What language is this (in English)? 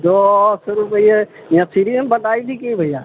Maithili